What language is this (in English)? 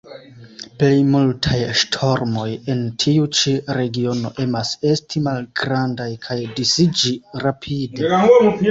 Esperanto